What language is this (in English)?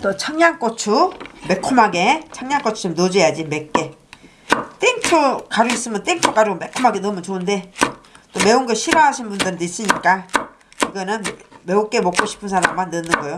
Korean